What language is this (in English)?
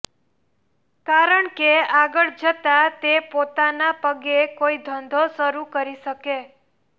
Gujarati